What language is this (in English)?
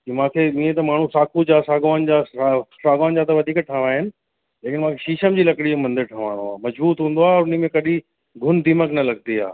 Sindhi